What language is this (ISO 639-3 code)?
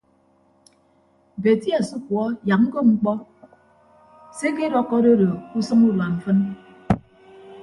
ibb